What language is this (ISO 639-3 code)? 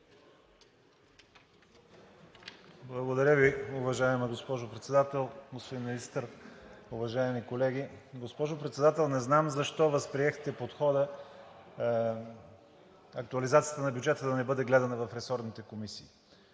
bul